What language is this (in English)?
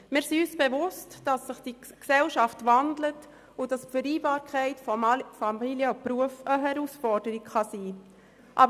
Swiss German